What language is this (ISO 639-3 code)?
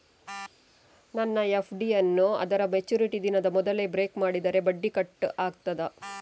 kan